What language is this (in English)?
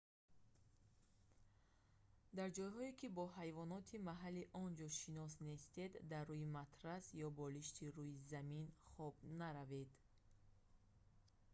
Tajik